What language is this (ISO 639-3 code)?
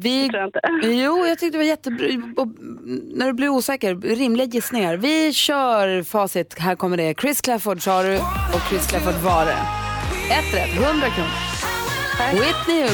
swe